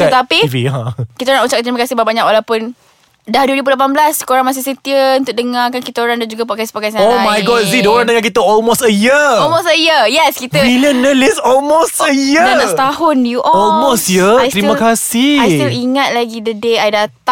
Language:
Malay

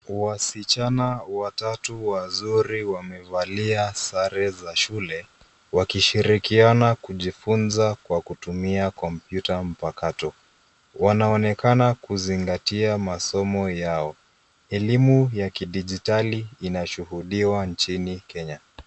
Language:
Swahili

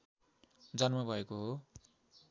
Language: Nepali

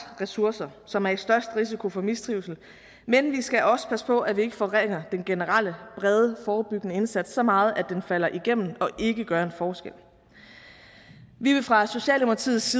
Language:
Danish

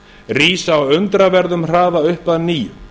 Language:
Icelandic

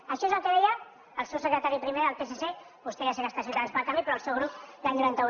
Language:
Catalan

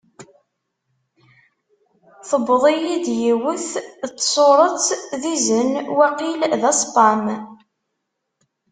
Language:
Kabyle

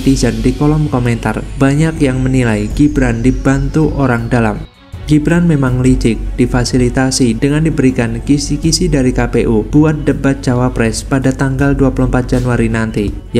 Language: Indonesian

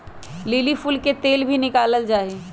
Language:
Magahi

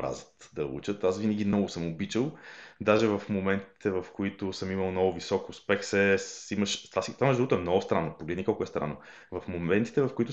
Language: Bulgarian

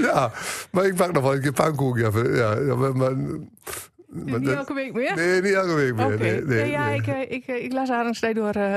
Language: Dutch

